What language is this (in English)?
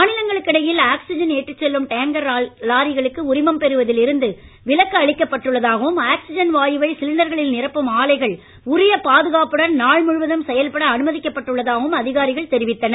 Tamil